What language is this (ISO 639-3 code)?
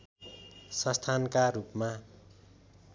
nep